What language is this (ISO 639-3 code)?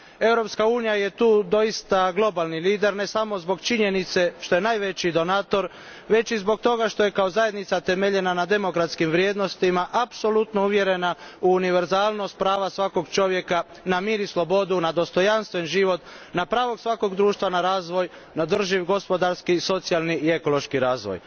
hrv